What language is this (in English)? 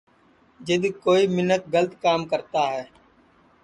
Sansi